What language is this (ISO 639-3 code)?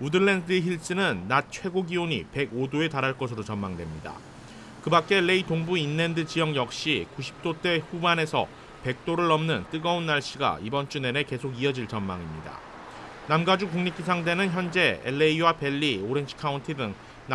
kor